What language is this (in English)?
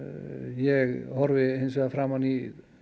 Icelandic